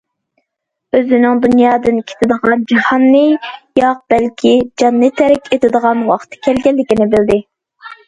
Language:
Uyghur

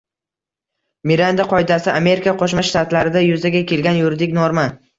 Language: Uzbek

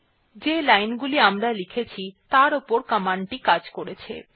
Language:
Bangla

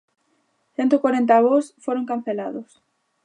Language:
Galician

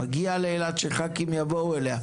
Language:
Hebrew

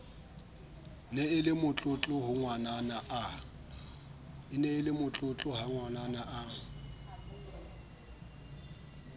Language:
Southern Sotho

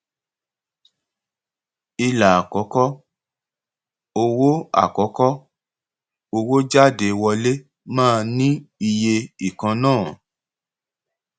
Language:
Yoruba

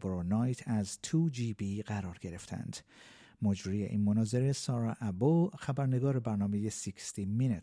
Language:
Persian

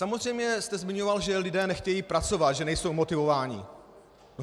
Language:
Czech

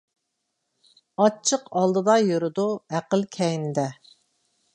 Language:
Uyghur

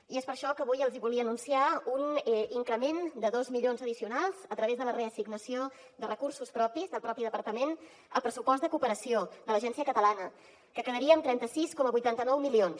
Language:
Catalan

